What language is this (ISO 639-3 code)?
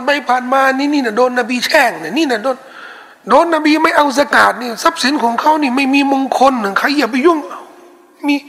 tha